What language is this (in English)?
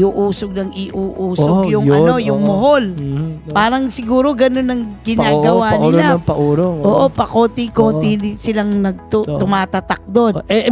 Filipino